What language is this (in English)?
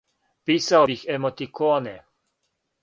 Serbian